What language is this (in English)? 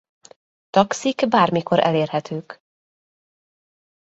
Hungarian